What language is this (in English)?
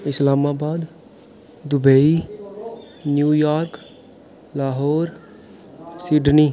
Dogri